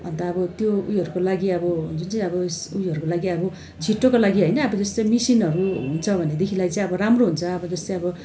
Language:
Nepali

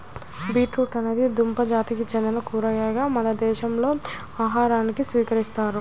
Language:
Telugu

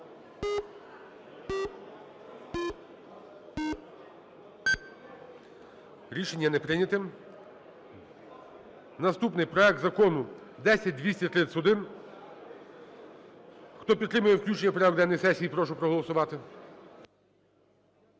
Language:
Ukrainian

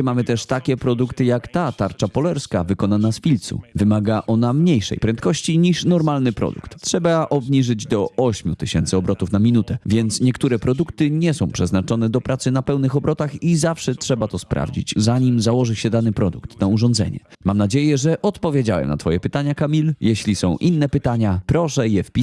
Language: Polish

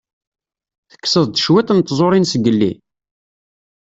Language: Kabyle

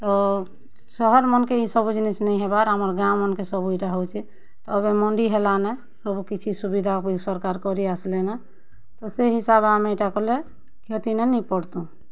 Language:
Odia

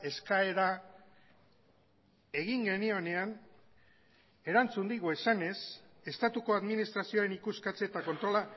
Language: Basque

